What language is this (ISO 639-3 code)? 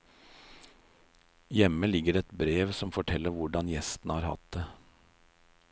nor